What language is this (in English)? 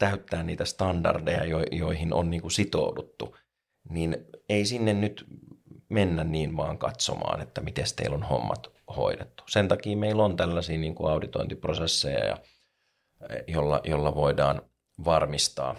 Finnish